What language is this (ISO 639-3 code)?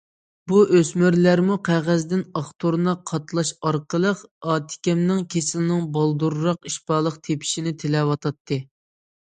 uig